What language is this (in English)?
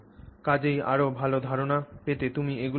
Bangla